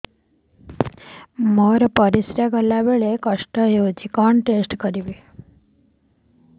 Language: Odia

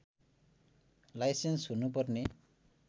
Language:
Nepali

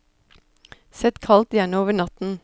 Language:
Norwegian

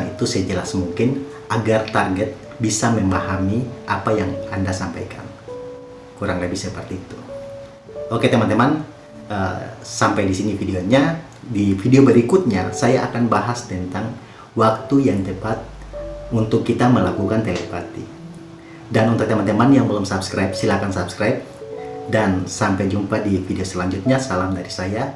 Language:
Indonesian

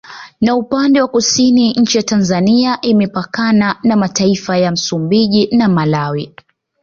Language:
Swahili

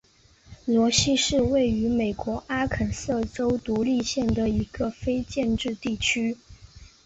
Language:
Chinese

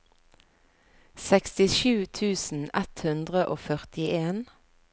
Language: Norwegian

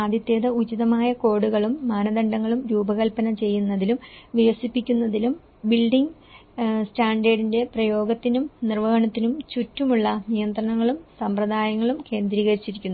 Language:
Malayalam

